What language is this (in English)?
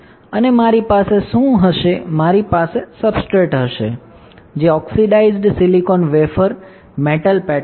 Gujarati